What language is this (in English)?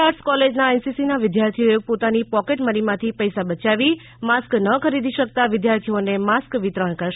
Gujarati